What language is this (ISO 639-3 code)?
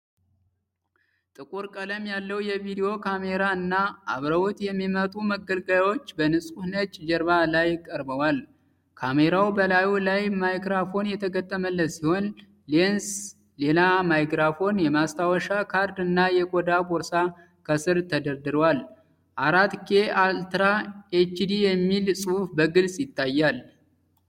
amh